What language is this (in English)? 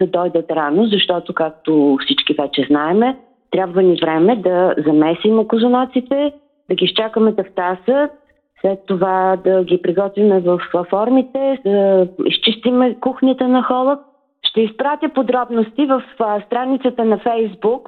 Bulgarian